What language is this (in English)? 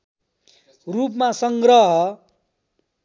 Nepali